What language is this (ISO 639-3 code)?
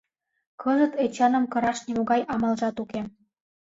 chm